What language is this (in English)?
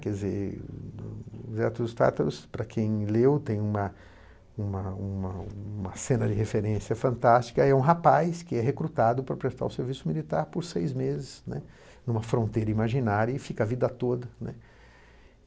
Portuguese